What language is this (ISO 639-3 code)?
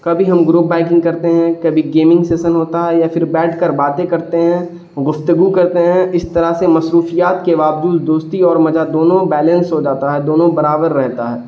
urd